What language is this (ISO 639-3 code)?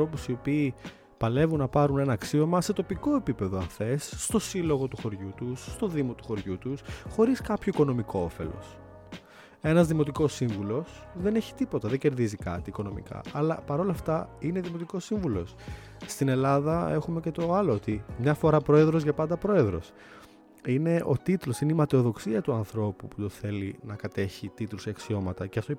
ell